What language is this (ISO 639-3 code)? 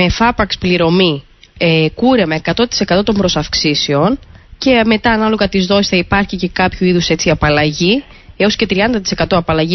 ell